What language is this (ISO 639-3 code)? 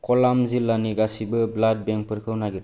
brx